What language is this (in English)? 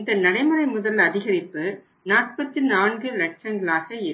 Tamil